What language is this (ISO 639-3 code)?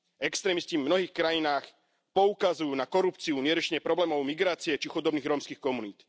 slk